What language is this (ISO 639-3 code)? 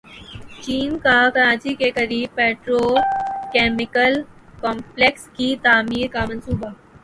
urd